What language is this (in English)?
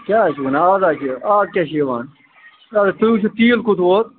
Kashmiri